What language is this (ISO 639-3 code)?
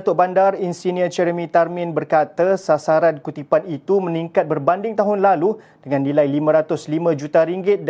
msa